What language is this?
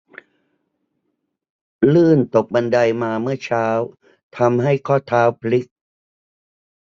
Thai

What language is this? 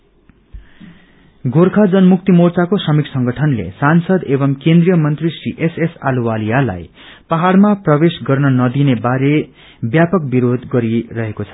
Nepali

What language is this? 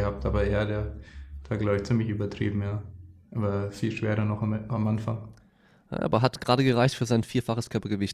German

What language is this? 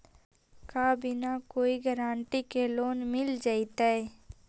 Magahi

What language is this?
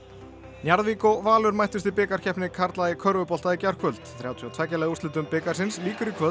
Icelandic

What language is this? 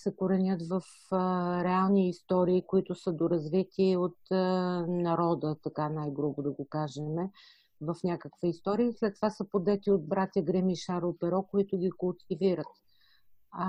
Bulgarian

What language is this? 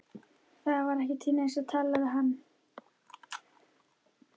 Icelandic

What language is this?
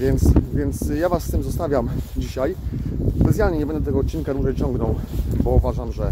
Polish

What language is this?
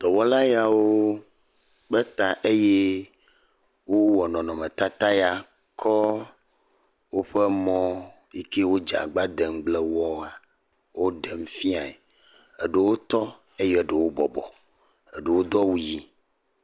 Ewe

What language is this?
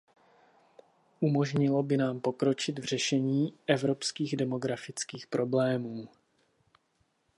Czech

